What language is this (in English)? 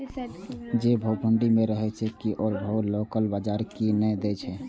Maithili